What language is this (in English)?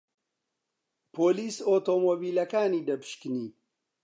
Central Kurdish